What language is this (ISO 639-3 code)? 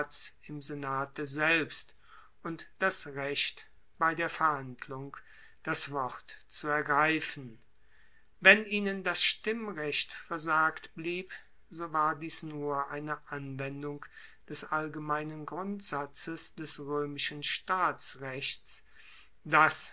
deu